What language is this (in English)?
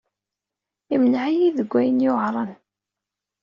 Kabyle